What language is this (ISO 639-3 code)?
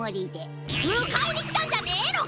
jpn